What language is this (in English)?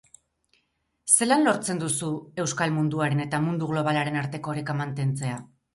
Basque